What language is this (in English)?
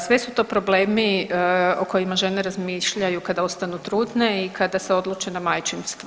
Croatian